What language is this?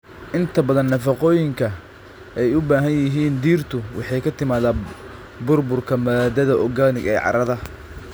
Somali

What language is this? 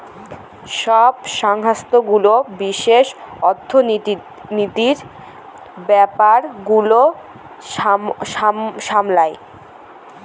Bangla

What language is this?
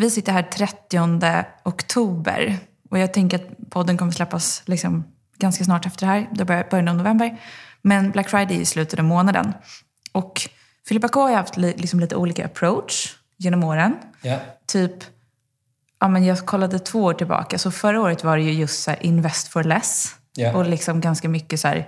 Swedish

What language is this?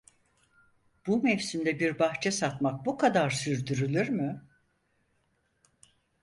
Turkish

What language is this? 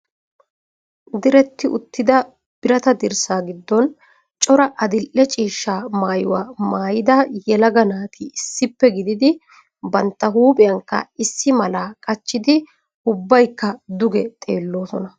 Wolaytta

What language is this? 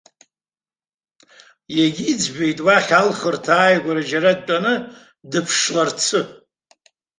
Abkhazian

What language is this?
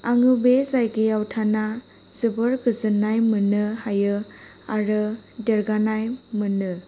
Bodo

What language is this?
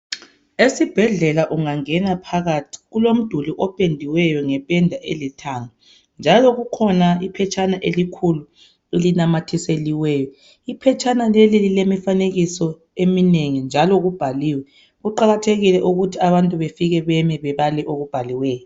North Ndebele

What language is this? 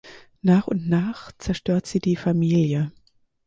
German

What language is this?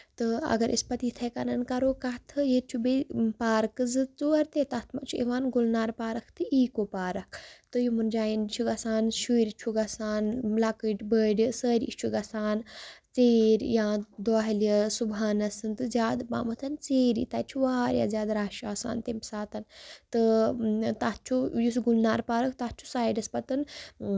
Kashmiri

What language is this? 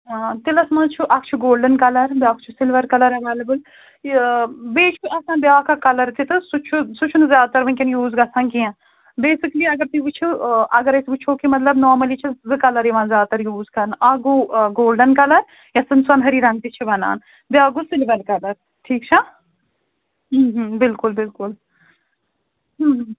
Kashmiri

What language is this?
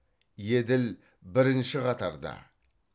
Kazakh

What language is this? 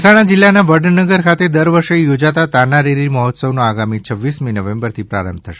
Gujarati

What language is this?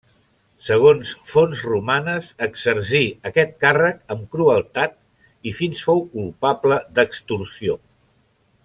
Catalan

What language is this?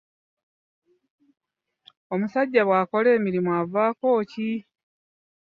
Ganda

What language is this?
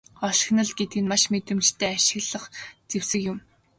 Mongolian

